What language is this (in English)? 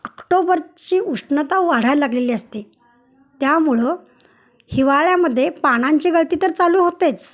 Marathi